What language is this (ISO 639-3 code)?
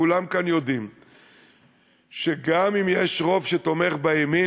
heb